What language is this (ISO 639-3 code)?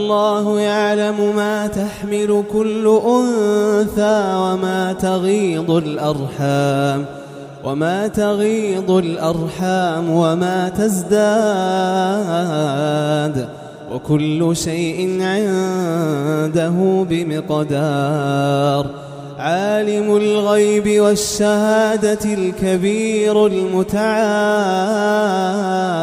ara